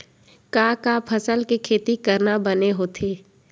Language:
Chhattisgarhi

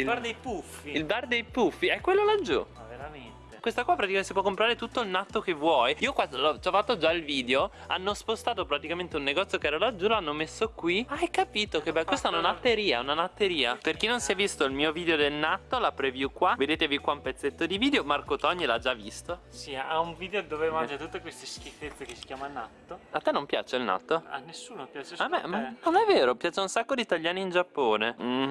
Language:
Italian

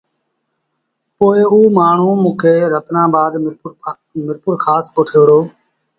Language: Sindhi Bhil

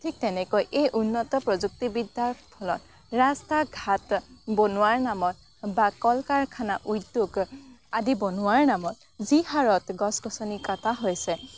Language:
Assamese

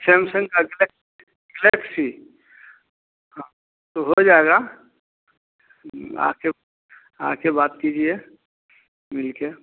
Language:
Hindi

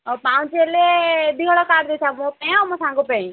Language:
Odia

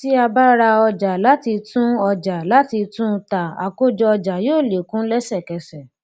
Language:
Yoruba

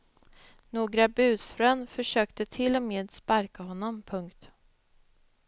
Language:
Swedish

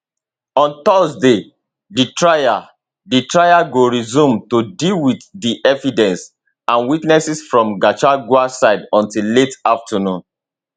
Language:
Nigerian Pidgin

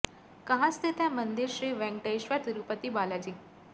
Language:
Hindi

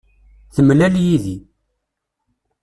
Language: Kabyle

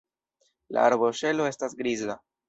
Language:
Esperanto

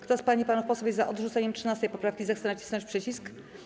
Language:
Polish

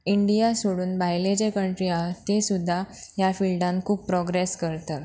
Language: Konkani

